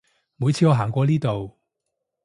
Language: Cantonese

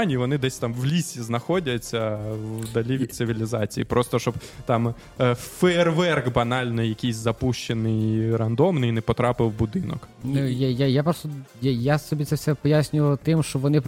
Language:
Ukrainian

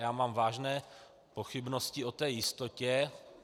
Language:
Czech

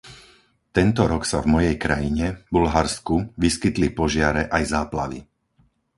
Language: Slovak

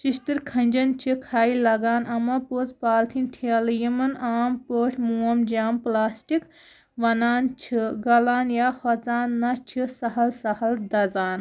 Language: Kashmiri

